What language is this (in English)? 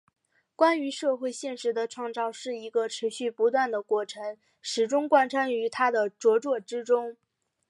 Chinese